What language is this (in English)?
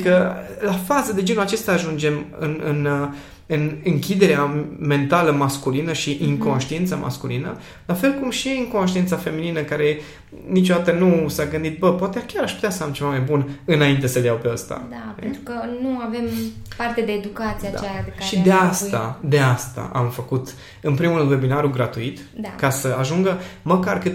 Romanian